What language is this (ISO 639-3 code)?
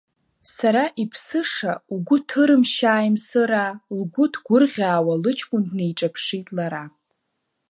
abk